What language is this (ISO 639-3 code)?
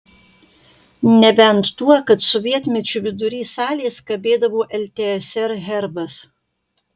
lit